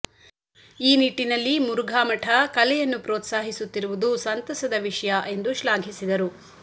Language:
Kannada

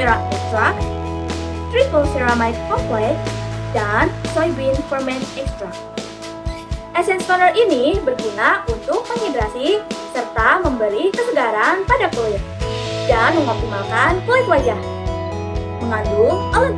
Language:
Indonesian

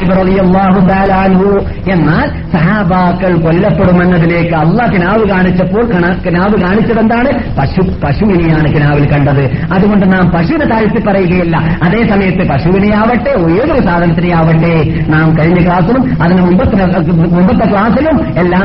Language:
Malayalam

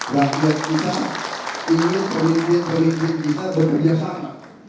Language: Indonesian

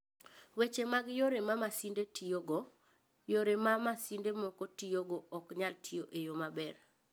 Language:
Luo (Kenya and Tanzania)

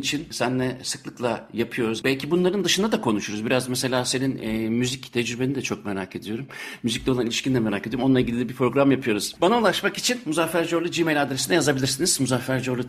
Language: Turkish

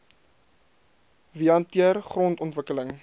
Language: Afrikaans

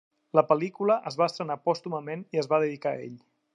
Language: Catalan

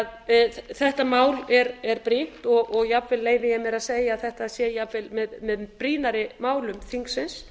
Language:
Icelandic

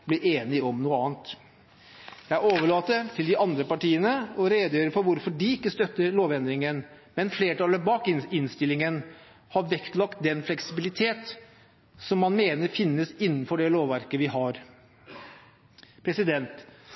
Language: Norwegian Bokmål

